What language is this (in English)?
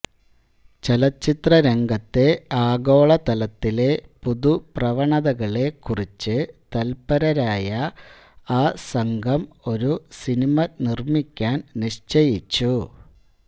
Malayalam